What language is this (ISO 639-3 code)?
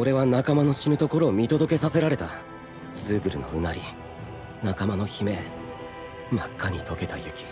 jpn